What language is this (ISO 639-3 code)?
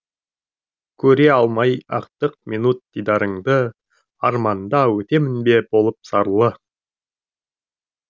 kaz